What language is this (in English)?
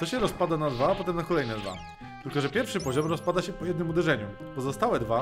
Polish